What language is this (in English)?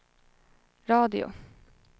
Swedish